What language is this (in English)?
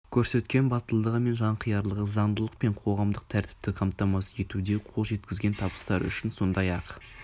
Kazakh